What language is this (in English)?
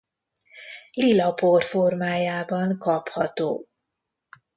Hungarian